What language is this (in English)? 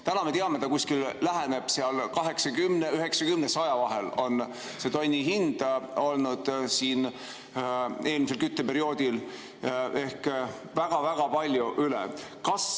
Estonian